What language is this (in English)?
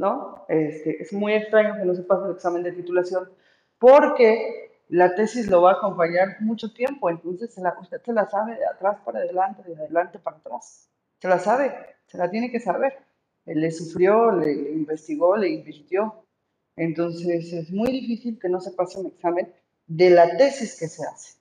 Spanish